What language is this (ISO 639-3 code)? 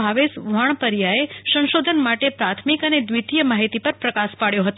guj